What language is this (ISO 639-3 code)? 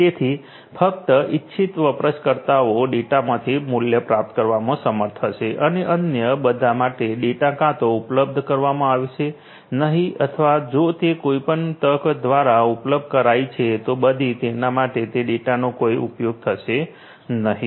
guj